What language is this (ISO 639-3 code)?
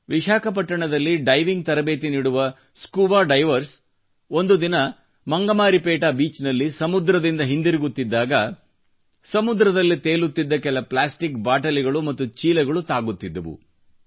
kan